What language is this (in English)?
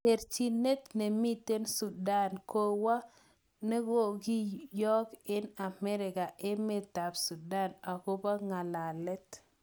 Kalenjin